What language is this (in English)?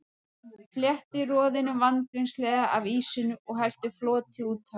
Icelandic